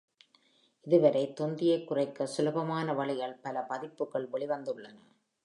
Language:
Tamil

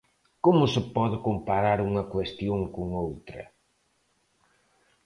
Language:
Galician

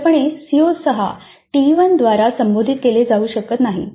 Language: Marathi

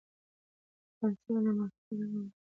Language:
Pashto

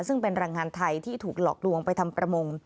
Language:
Thai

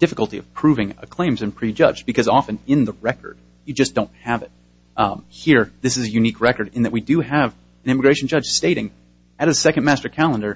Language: English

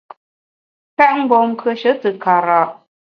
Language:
Bamun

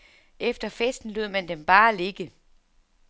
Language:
Danish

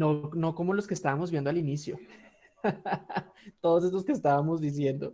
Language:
Spanish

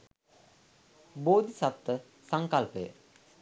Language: Sinhala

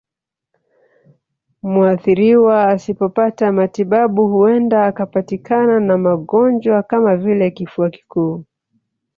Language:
Swahili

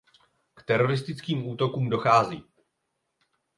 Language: Czech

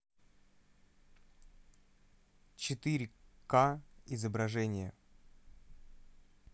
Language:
Russian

